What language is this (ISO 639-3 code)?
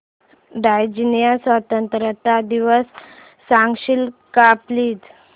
mar